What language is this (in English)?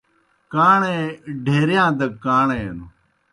Kohistani Shina